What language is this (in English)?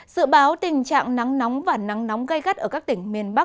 Vietnamese